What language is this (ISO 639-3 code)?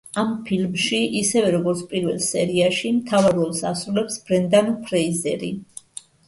kat